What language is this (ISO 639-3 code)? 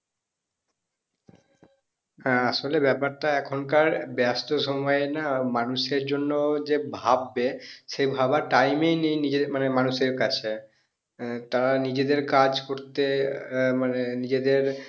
ben